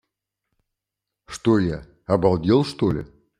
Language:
Russian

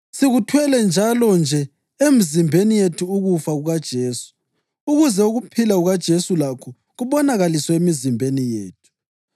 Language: North Ndebele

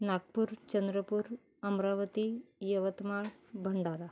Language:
Marathi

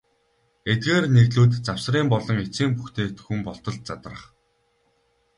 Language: Mongolian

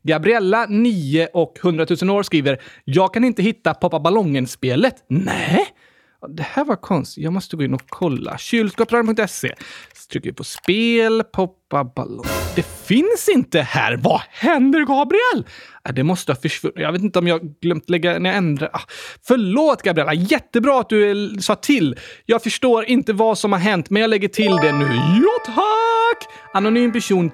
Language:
Swedish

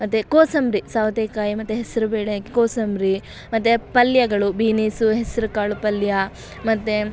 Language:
Kannada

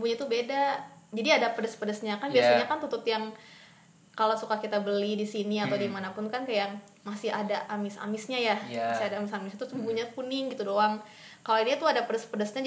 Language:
Indonesian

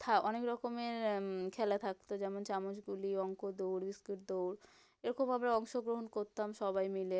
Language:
Bangla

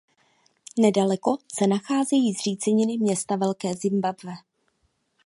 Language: Czech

